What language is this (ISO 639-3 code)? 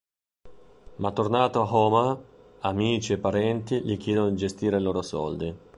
ita